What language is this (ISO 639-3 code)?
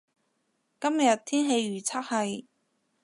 yue